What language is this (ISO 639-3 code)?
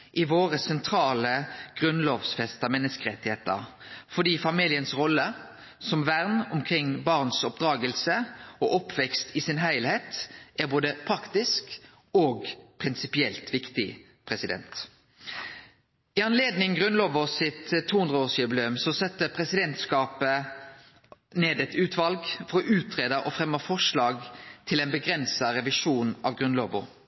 nno